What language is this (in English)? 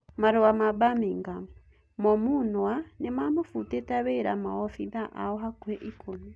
Kikuyu